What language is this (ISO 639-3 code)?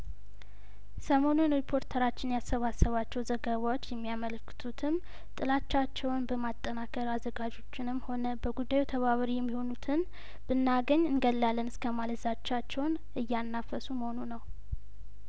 amh